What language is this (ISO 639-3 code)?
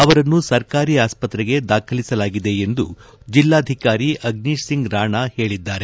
kan